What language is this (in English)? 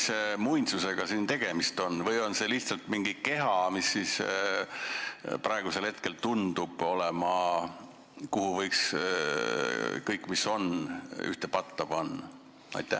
Estonian